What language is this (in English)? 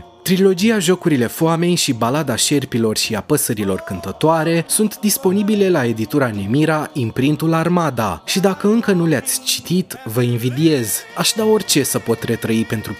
Romanian